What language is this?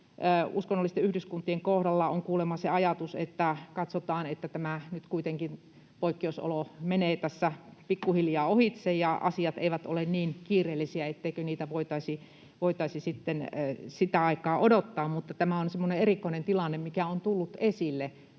Finnish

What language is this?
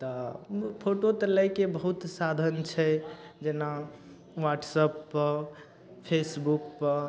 Maithili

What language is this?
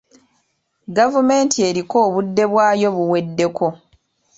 Ganda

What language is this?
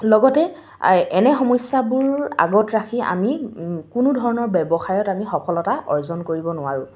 Assamese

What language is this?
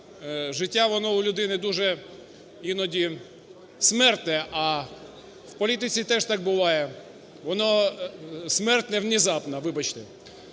Ukrainian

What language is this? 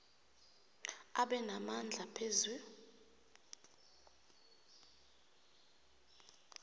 South Ndebele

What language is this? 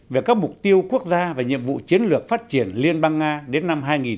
Vietnamese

